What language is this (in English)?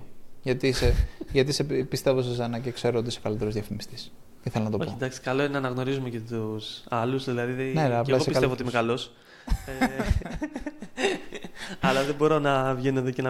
Greek